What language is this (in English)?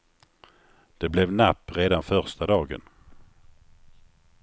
Swedish